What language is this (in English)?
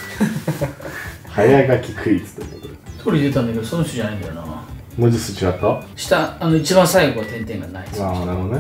Japanese